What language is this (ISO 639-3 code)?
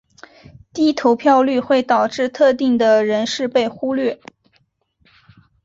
zho